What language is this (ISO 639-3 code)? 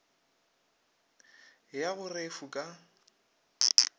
nso